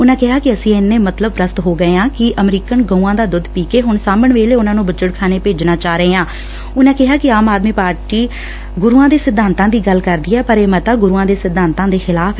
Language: Punjabi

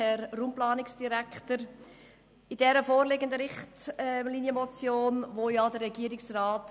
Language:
Swiss German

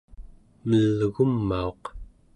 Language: Central Yupik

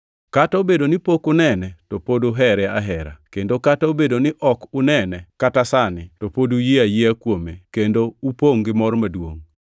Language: Luo (Kenya and Tanzania)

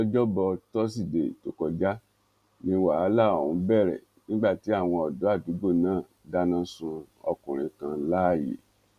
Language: Yoruba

